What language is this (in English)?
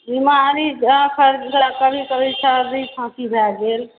Maithili